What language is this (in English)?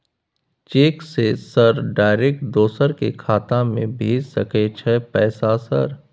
Maithili